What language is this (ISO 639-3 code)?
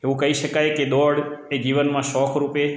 guj